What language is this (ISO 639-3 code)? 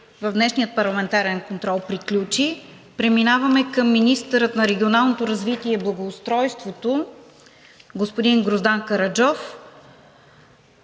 bul